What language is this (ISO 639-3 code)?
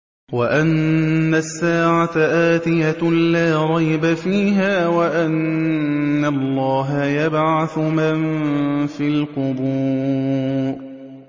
ara